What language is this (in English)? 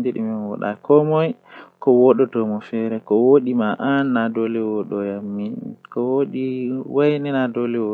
Western Niger Fulfulde